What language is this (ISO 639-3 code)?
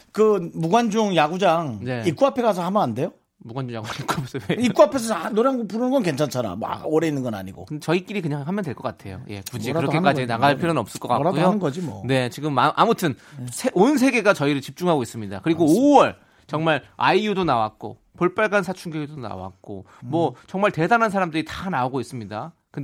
kor